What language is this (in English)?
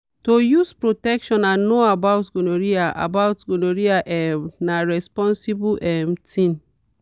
Nigerian Pidgin